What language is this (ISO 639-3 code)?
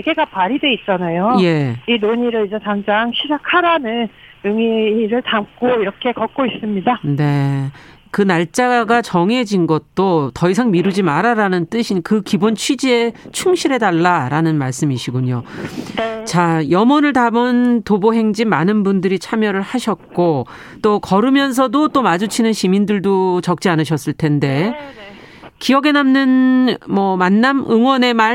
kor